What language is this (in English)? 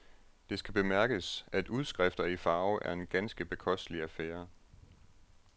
Danish